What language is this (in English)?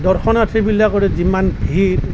Assamese